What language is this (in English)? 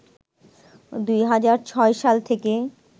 Bangla